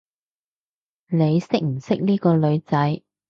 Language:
Cantonese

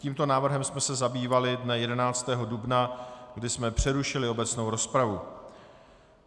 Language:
Czech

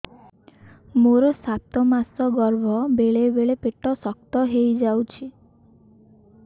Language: Odia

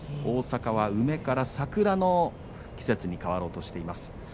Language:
Japanese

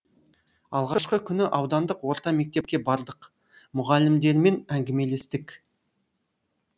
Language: Kazakh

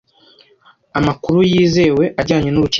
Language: Kinyarwanda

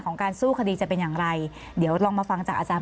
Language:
Thai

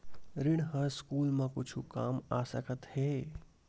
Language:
Chhattisgarhi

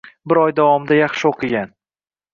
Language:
Uzbek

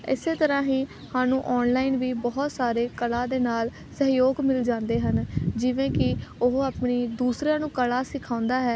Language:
Punjabi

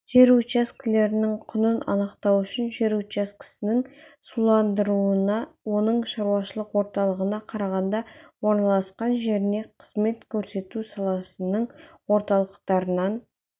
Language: Kazakh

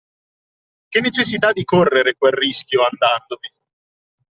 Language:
Italian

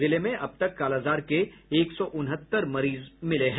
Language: Hindi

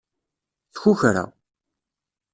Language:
Kabyle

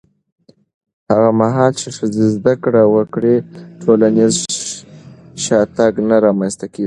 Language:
Pashto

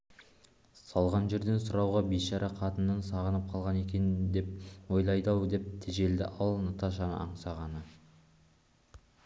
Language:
Kazakh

